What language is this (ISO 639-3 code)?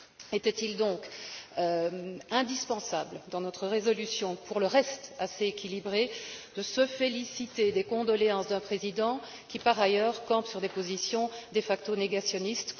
fra